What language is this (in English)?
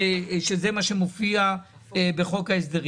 Hebrew